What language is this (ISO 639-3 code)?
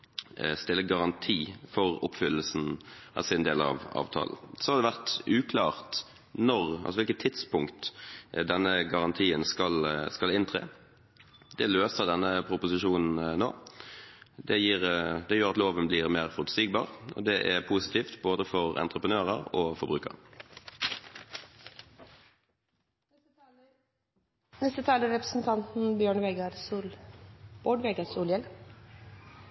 nor